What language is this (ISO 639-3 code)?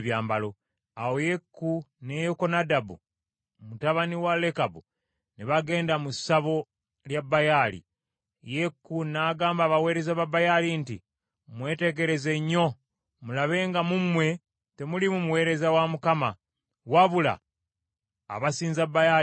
lug